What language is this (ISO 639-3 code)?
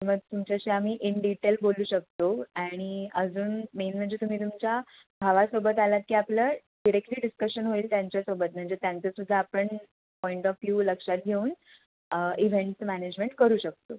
mar